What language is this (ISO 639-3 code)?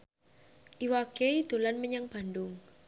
jav